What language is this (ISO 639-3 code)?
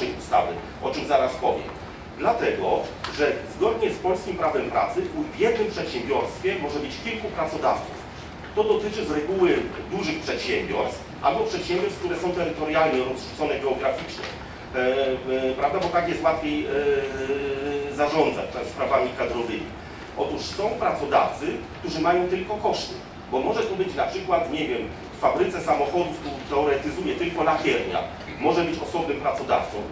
pol